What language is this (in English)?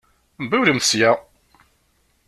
Kabyle